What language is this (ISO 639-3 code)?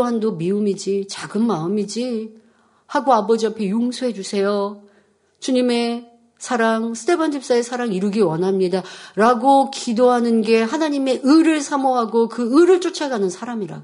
kor